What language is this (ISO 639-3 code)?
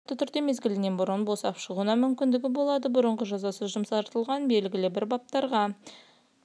kaz